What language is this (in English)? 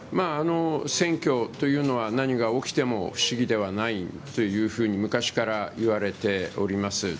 Japanese